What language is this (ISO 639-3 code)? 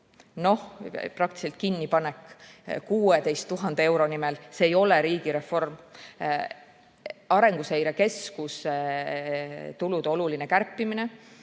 est